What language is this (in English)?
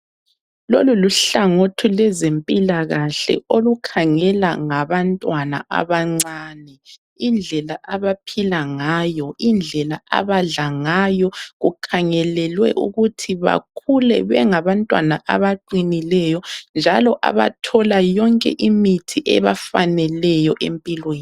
North Ndebele